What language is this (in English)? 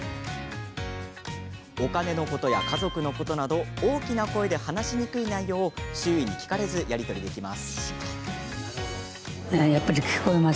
Japanese